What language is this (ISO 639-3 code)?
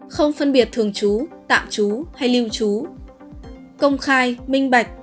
vie